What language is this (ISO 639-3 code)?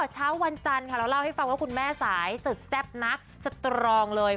tha